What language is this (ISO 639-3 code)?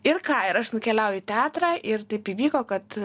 lit